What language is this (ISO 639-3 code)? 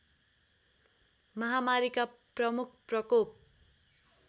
nep